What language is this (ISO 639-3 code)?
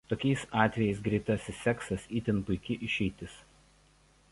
lit